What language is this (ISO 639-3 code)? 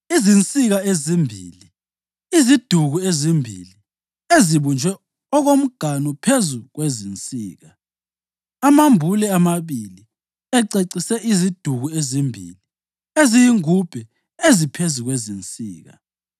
nde